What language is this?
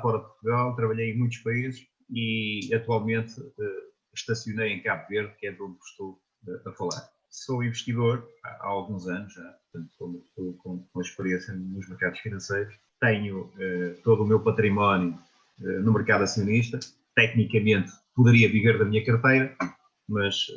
Portuguese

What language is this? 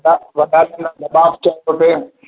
Sindhi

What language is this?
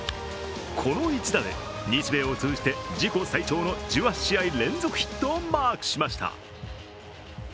Japanese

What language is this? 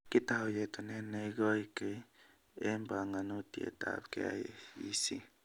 Kalenjin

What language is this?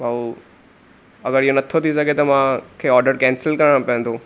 Sindhi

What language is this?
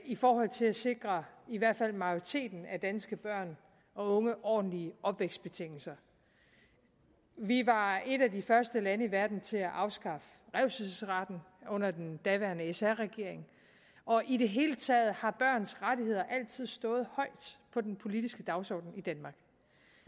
Danish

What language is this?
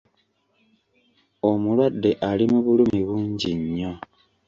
Ganda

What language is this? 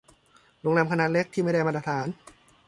Thai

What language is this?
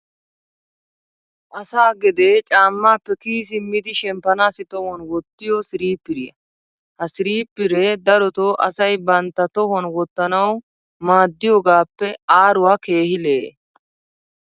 Wolaytta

